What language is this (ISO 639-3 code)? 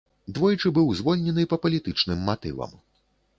bel